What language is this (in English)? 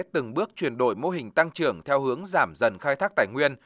Vietnamese